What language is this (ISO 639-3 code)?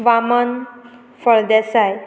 kok